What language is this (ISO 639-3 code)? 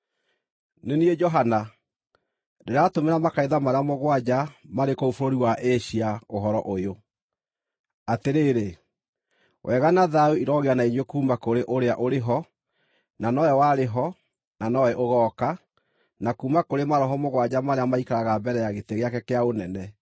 kik